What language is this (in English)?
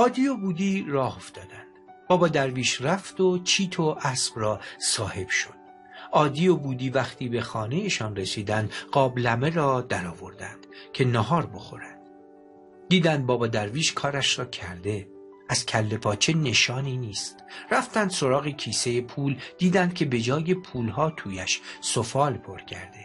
Persian